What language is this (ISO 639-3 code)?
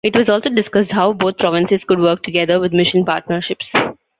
eng